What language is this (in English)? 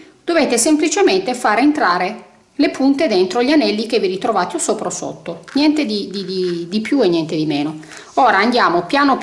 Italian